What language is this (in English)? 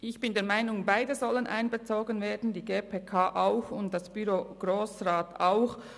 Swiss German